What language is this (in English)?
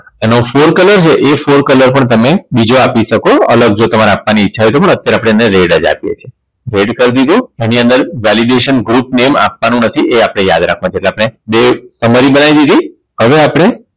Gujarati